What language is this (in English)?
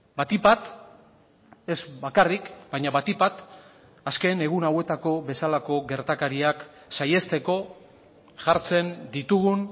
Basque